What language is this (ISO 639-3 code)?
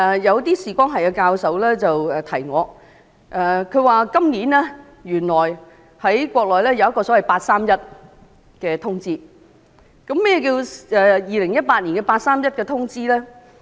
yue